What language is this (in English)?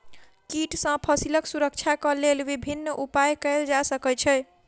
Maithili